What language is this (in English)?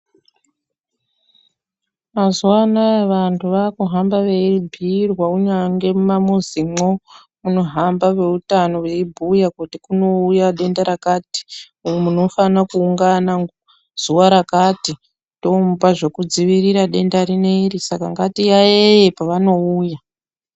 Ndau